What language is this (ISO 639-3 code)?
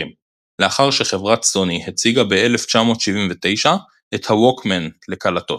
heb